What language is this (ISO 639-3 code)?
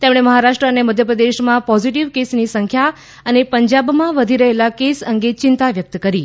guj